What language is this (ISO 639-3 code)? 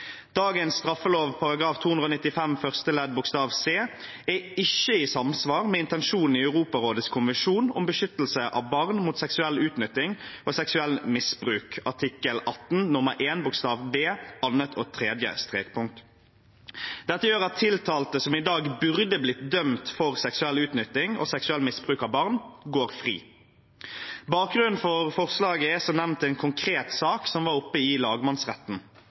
nob